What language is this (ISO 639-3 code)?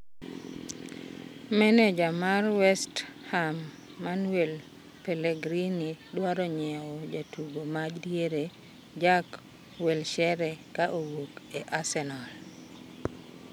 luo